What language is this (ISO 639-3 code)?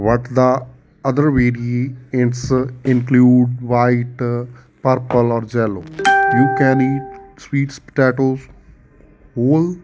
pan